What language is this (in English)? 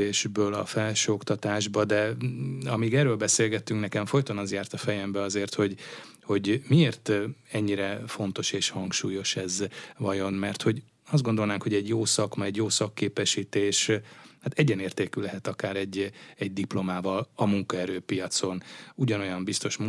Hungarian